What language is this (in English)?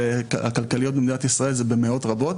Hebrew